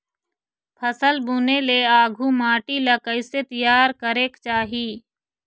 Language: Chhattisgarhi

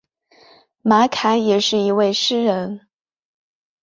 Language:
Chinese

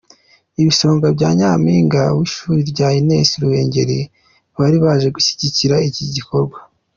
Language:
Kinyarwanda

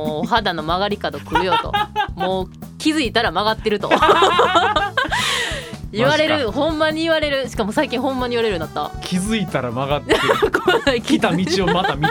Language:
Japanese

